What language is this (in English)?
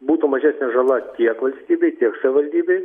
Lithuanian